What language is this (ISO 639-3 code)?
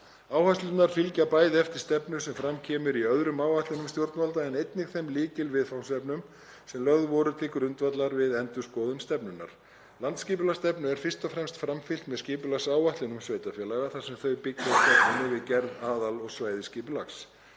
isl